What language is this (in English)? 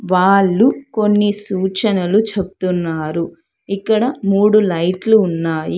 Telugu